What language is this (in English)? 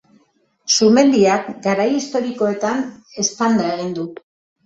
Basque